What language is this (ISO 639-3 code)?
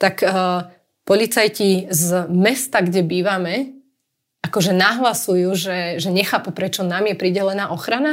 slk